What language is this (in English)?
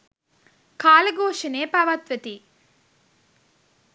Sinhala